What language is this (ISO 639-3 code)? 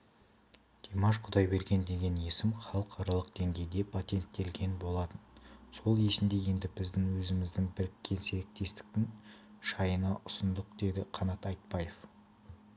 kaz